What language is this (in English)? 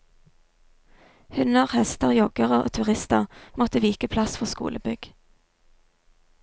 Norwegian